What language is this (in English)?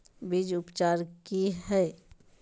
Magahi